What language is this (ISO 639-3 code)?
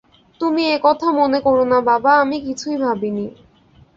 ben